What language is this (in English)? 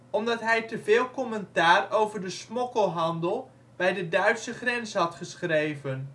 Dutch